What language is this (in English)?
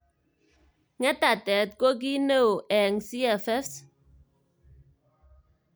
Kalenjin